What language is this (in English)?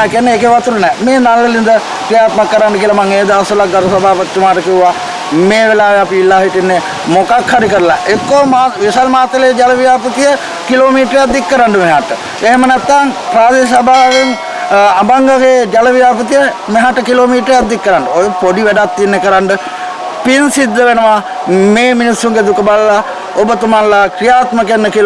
Sinhala